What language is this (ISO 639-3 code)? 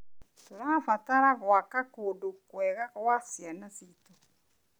kik